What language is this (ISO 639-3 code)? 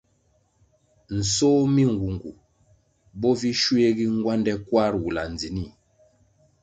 nmg